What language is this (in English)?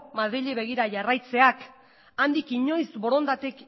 Basque